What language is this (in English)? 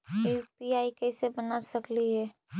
Magahi